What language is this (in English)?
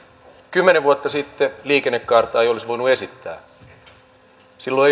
Finnish